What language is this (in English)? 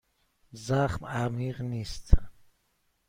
Persian